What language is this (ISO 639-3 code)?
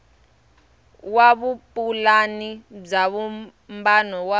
tso